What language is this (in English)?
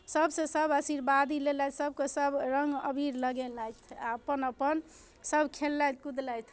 Maithili